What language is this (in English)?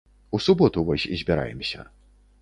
Belarusian